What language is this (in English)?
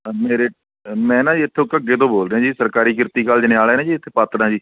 Punjabi